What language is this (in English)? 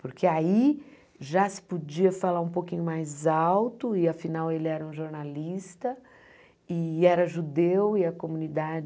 Portuguese